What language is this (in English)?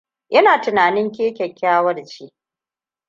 Hausa